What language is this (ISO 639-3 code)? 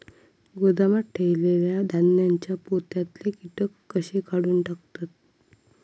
mar